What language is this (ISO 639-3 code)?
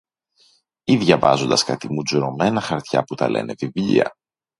ell